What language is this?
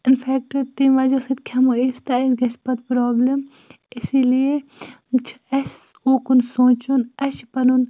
Kashmiri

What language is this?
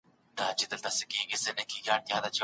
Pashto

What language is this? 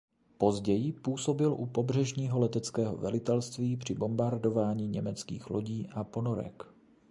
Czech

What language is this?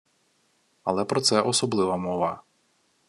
Ukrainian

